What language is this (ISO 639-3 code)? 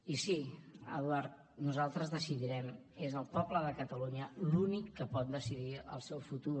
cat